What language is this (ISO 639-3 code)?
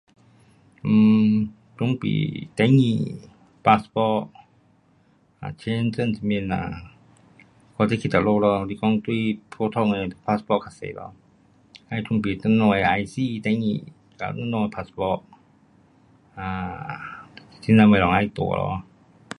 cpx